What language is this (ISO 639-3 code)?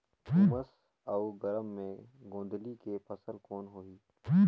hne